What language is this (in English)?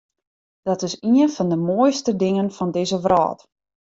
Western Frisian